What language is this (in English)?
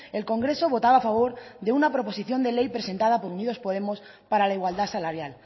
Spanish